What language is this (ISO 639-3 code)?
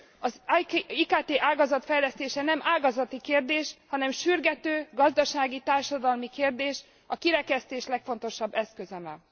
hun